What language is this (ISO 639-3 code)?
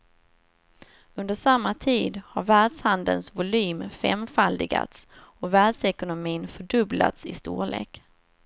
swe